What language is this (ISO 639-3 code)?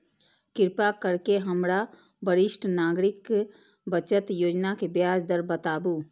mai